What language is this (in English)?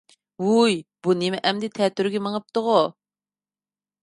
Uyghur